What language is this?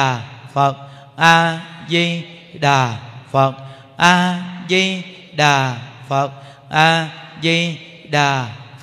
Vietnamese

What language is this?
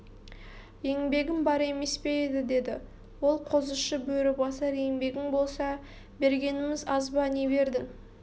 Kazakh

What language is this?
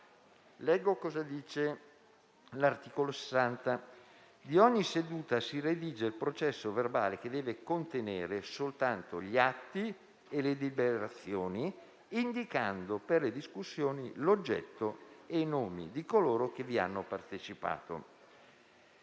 Italian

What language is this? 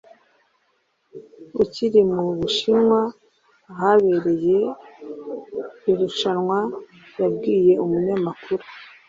Kinyarwanda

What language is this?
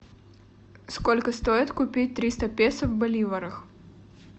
Russian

